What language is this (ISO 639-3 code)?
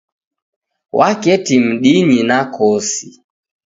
dav